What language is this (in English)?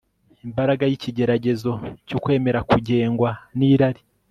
Kinyarwanda